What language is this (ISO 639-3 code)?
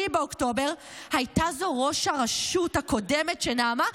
heb